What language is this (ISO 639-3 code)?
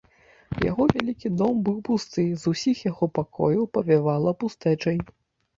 bel